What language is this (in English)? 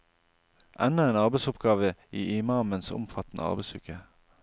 Norwegian